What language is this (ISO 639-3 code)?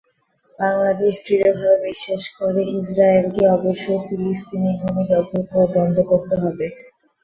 ben